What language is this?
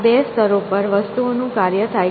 Gujarati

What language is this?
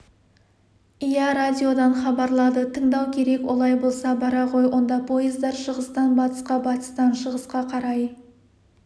Kazakh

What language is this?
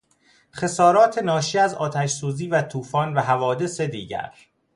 Persian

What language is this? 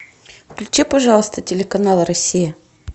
Russian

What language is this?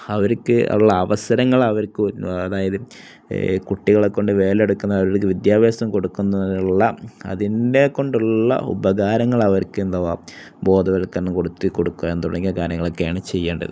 Malayalam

